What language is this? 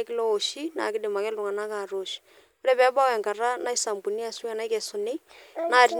Masai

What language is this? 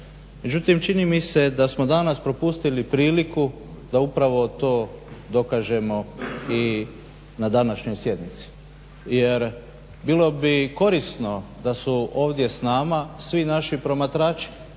Croatian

